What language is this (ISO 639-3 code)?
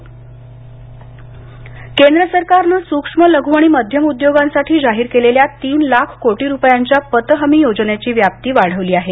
mar